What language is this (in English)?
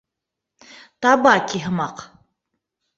Bashkir